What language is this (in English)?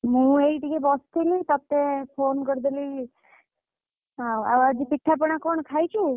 Odia